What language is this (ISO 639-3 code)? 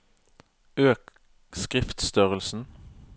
nor